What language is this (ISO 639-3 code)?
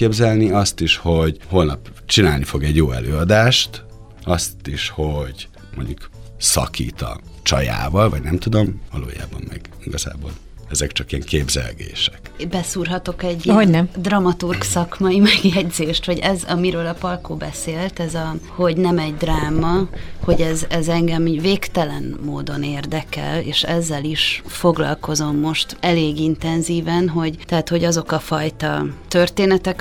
hun